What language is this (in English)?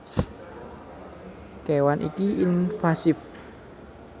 Javanese